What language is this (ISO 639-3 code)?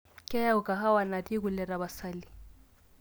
mas